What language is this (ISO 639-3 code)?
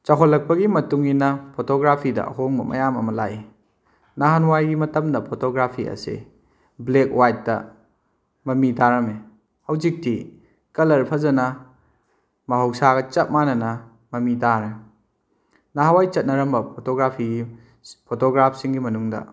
mni